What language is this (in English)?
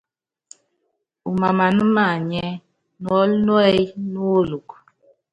Yangben